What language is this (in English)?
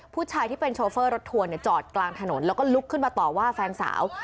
Thai